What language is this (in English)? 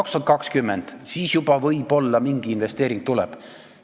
Estonian